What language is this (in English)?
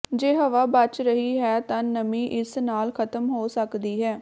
Punjabi